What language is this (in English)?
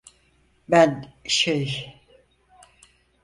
Turkish